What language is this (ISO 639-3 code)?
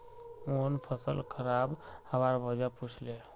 mag